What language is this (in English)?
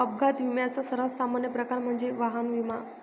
Marathi